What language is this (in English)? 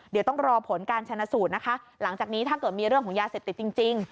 Thai